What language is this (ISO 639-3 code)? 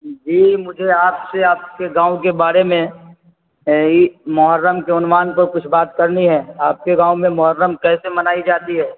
urd